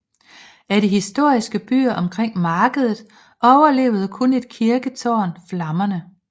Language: Danish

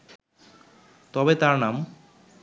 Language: Bangla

